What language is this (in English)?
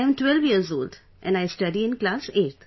English